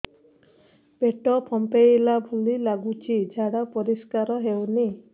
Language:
Odia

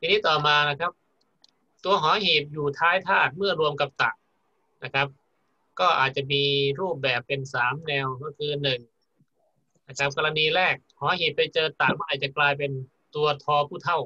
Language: Thai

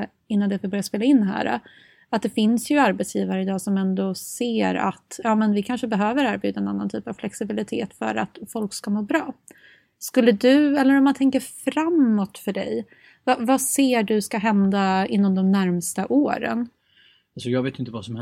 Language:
Swedish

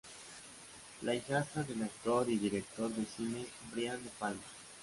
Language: Spanish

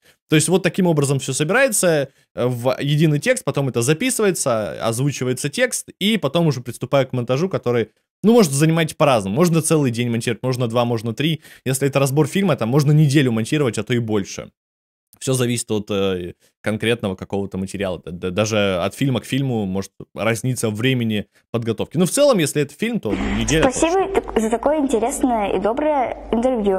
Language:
Russian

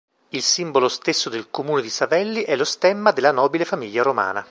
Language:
Italian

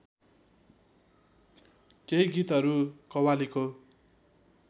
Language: Nepali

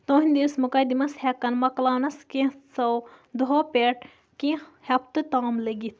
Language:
Kashmiri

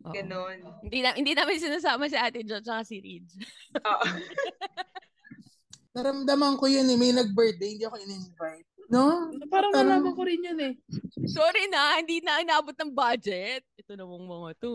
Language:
Filipino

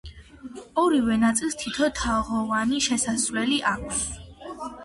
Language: Georgian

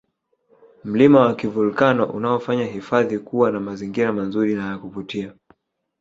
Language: Swahili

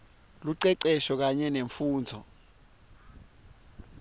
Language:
Swati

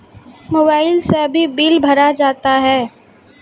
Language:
Maithili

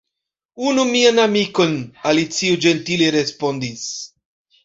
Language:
Esperanto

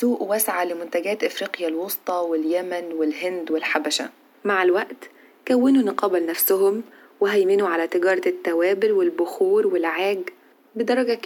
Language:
Arabic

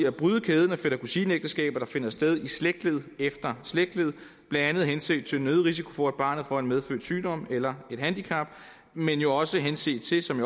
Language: Danish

